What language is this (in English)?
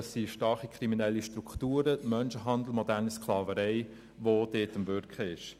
Swiss German